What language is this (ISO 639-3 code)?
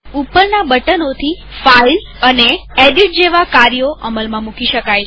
guj